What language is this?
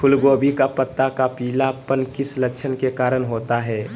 Magahi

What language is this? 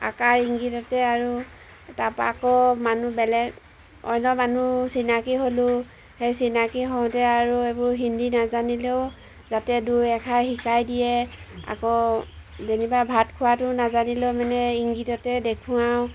Assamese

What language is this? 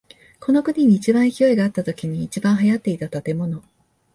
Japanese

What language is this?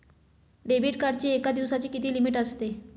Marathi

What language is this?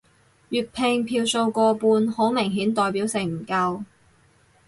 Cantonese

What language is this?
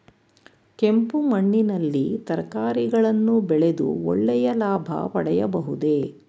Kannada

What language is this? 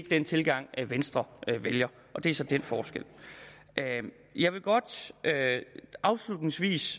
Danish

